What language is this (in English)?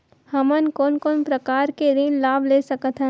Chhattisgarhi